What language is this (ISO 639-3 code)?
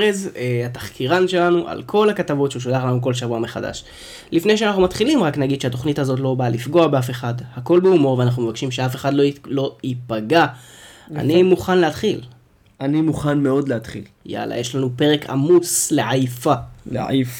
heb